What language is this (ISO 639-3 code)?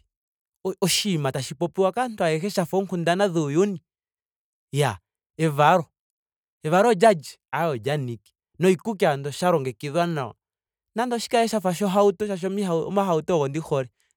ndo